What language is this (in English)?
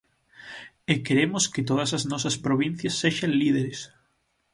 Galician